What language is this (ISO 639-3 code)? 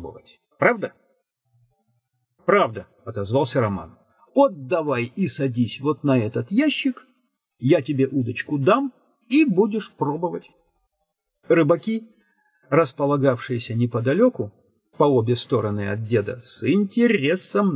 rus